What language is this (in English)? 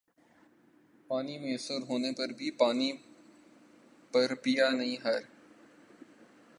Urdu